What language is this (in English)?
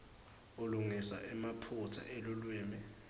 Swati